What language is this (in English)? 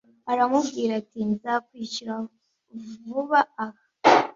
Kinyarwanda